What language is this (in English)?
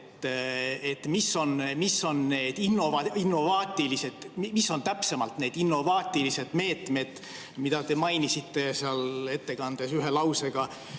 Estonian